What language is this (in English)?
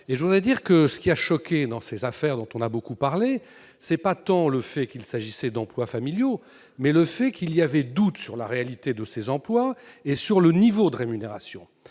French